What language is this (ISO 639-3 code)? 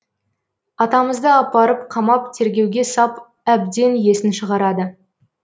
kaz